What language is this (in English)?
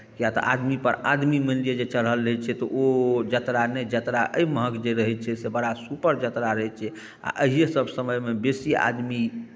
Maithili